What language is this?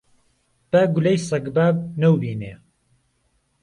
Central Kurdish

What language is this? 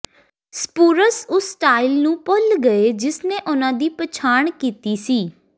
Punjabi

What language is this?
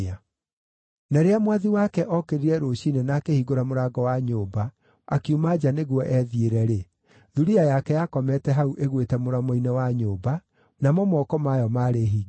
Kikuyu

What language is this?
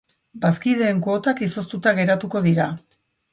Basque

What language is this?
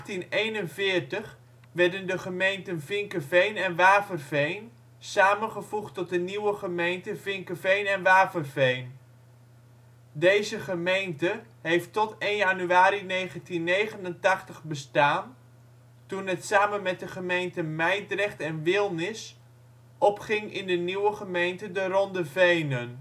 Dutch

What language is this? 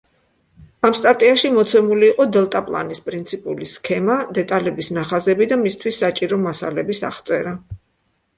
Georgian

